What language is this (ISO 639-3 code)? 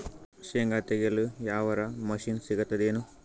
kan